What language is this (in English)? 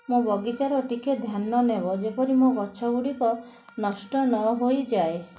Odia